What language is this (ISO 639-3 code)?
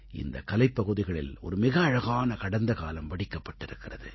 tam